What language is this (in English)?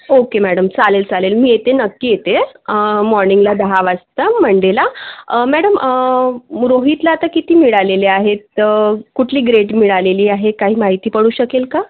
Marathi